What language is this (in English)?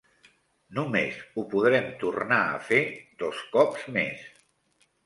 Catalan